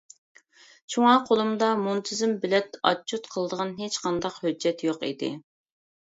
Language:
Uyghur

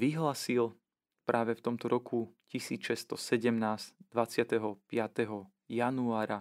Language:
Slovak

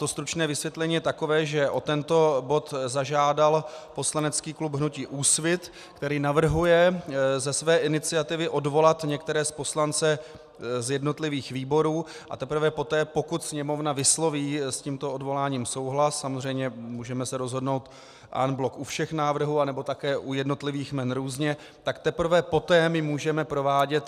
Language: Czech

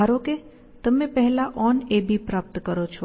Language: Gujarati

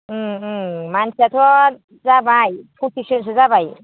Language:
Bodo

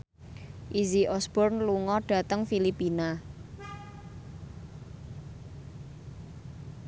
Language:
Javanese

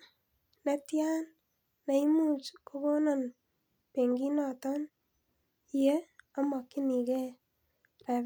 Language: Kalenjin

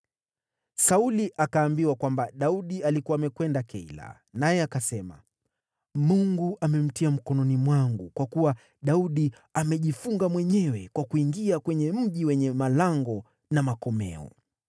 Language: Swahili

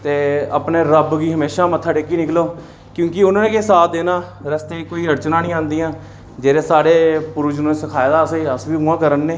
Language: Dogri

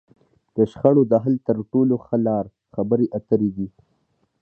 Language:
Pashto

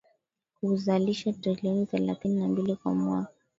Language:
Swahili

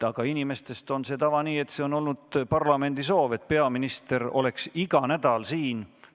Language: Estonian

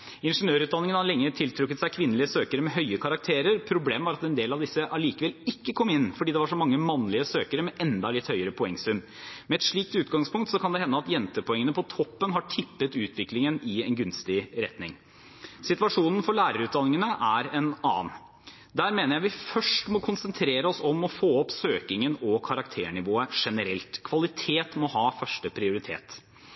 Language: Norwegian Bokmål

